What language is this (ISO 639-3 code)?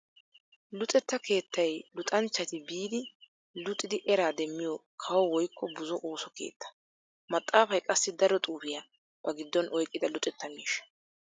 wal